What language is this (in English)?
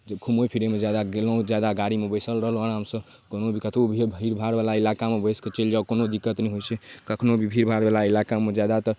Maithili